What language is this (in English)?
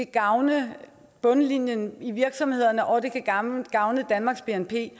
Danish